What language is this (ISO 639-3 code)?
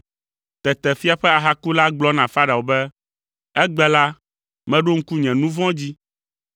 ewe